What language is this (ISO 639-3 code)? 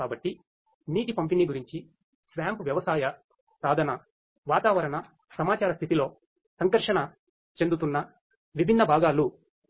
tel